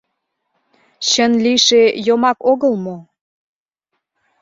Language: Mari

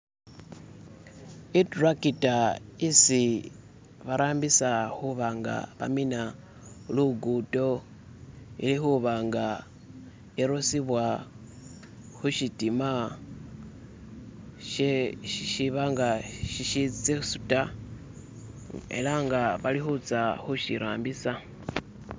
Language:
Masaaba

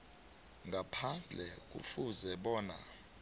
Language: South Ndebele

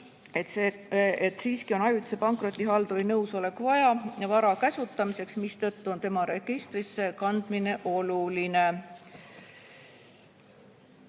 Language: Estonian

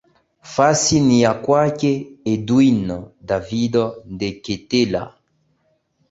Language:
Swahili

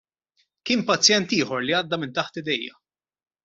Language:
Maltese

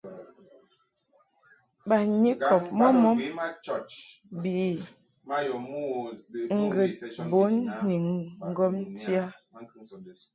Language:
Mungaka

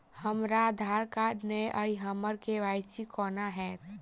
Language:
Maithili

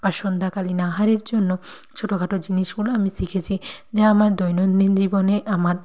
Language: Bangla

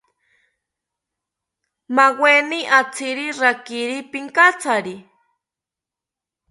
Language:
South Ucayali Ashéninka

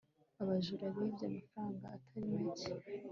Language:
Kinyarwanda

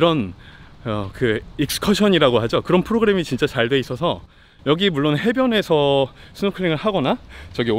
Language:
Korean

